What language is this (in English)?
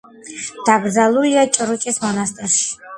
Georgian